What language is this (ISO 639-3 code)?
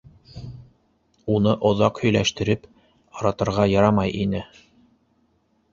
bak